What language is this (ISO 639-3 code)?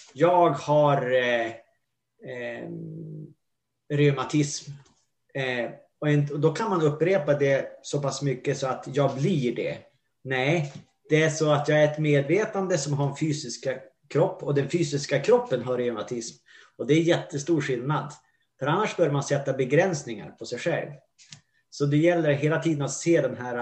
swe